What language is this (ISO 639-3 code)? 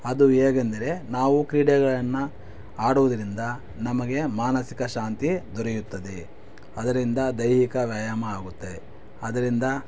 kan